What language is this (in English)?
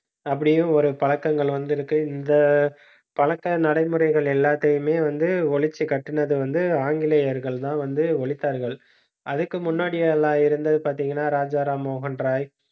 Tamil